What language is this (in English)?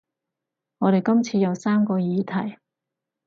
Cantonese